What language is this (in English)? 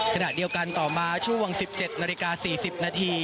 Thai